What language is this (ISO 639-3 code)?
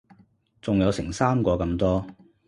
yue